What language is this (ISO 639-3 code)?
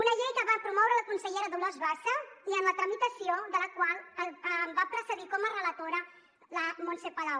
cat